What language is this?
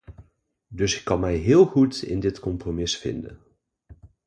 Dutch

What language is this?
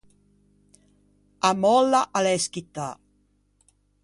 Ligurian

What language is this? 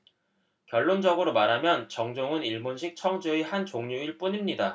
Korean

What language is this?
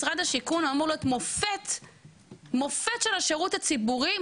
Hebrew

